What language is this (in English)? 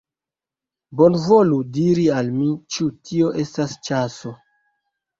Esperanto